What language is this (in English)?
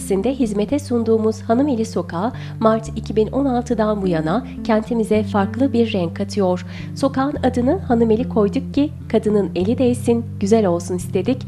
Turkish